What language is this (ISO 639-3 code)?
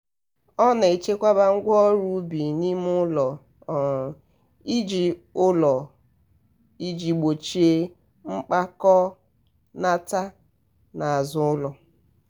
ibo